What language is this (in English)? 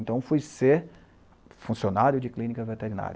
Portuguese